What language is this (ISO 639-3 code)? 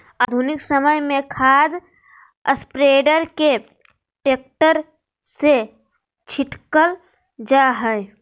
mag